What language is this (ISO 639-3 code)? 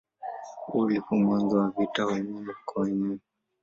swa